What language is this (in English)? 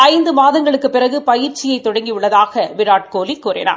Tamil